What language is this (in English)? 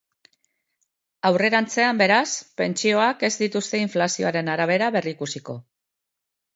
Basque